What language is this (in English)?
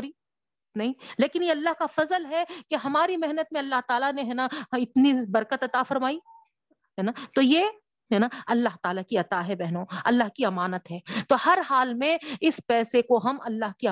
Urdu